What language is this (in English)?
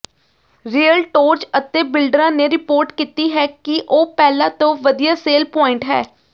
Punjabi